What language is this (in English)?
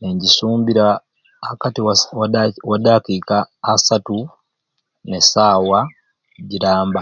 Ruuli